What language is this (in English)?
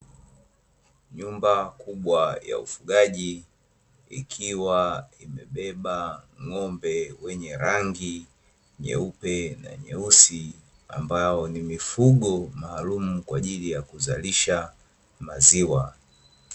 Swahili